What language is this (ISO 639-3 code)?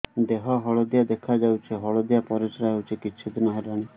ori